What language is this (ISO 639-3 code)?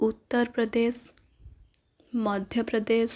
ori